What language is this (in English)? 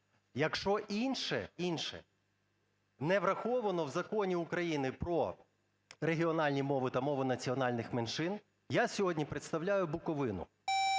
Ukrainian